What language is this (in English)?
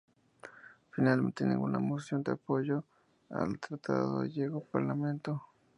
Spanish